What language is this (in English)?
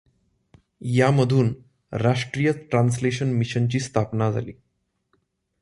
Marathi